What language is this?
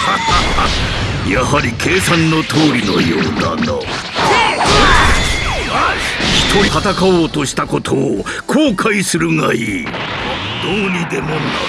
Japanese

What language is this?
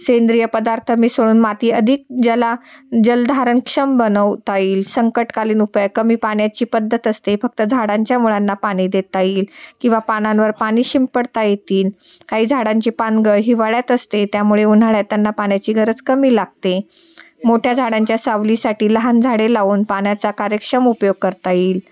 Marathi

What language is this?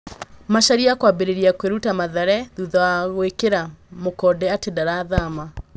Kikuyu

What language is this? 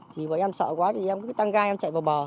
Vietnamese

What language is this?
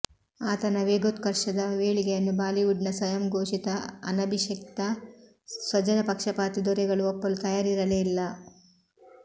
Kannada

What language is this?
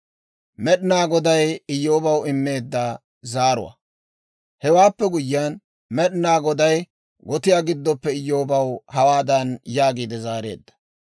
Dawro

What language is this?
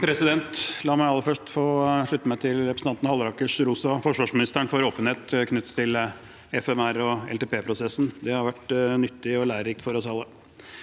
Norwegian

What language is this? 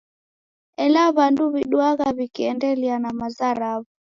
Taita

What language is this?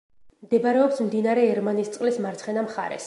Georgian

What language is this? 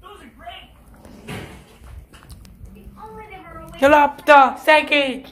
Hungarian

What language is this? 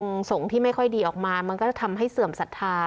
Thai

